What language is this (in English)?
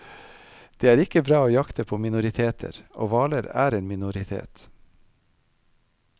Norwegian